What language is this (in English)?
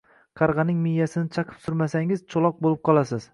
Uzbek